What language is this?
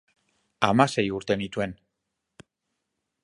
Basque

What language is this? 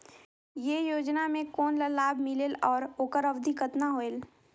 Chhattisgarhi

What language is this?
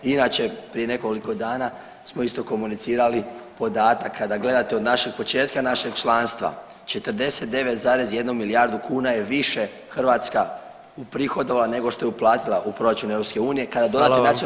Croatian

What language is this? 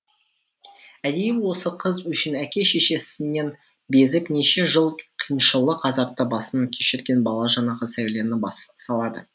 Kazakh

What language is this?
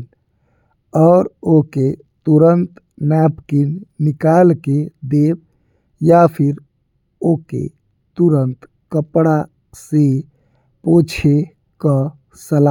Bhojpuri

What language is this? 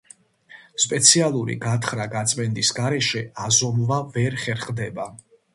Georgian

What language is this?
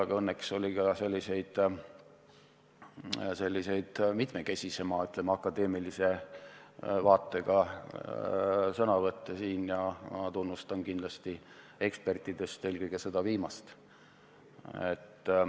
Estonian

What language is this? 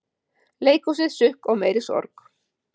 Icelandic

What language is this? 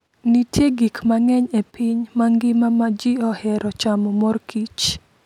Luo (Kenya and Tanzania)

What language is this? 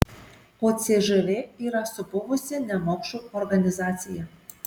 Lithuanian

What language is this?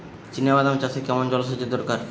Bangla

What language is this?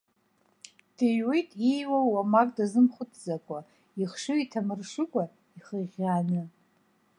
Abkhazian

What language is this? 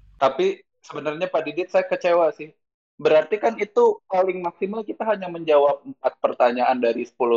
Indonesian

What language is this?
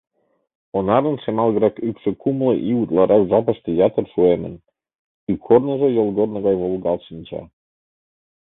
Mari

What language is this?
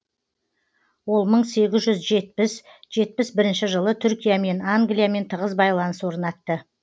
Kazakh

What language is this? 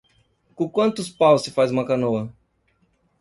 Portuguese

